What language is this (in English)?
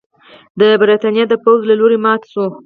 Pashto